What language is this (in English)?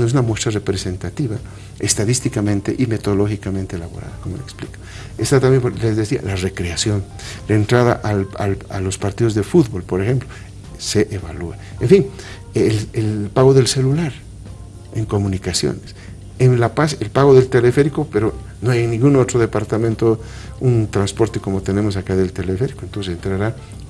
Spanish